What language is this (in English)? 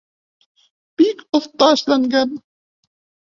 Bashkir